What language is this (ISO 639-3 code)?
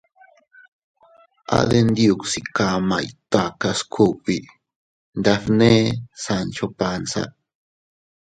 cut